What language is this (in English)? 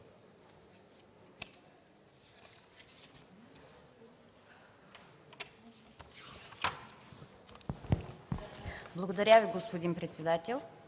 Bulgarian